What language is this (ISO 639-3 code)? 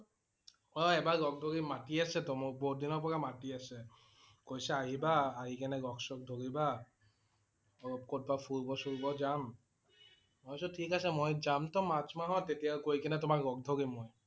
asm